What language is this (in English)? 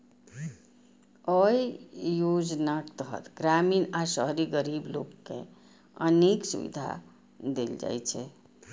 Maithili